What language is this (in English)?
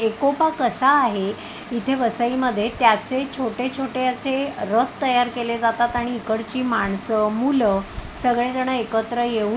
Marathi